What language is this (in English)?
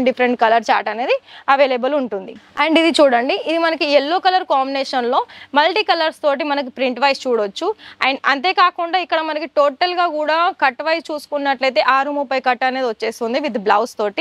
Telugu